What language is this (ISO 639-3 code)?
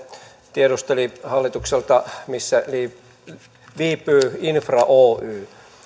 fin